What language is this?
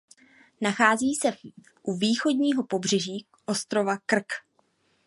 Czech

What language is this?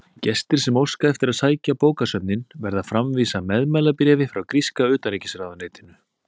Icelandic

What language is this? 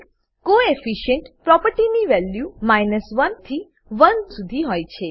Gujarati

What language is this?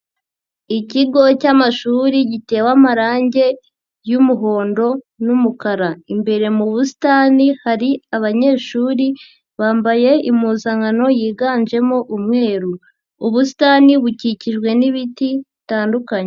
Kinyarwanda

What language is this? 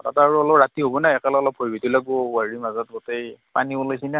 Assamese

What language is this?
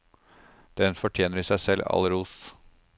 Norwegian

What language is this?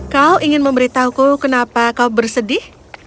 Indonesian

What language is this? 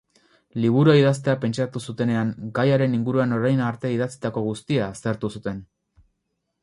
Basque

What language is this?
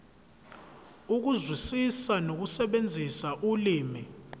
Zulu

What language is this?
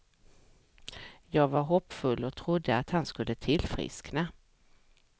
Swedish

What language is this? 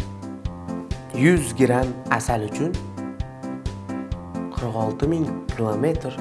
Uzbek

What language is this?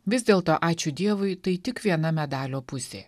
Lithuanian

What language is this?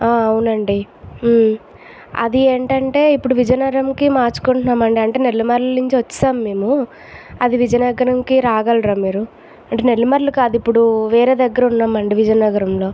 Telugu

